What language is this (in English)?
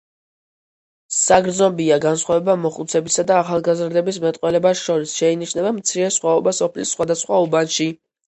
Georgian